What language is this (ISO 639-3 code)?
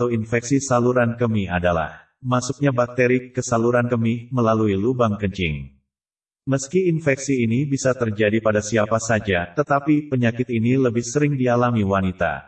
ind